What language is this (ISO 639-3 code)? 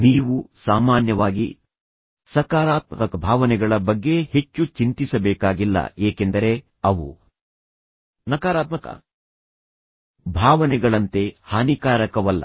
kan